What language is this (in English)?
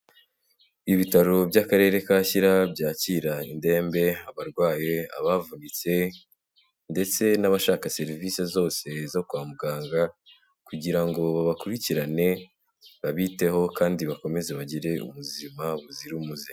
Kinyarwanda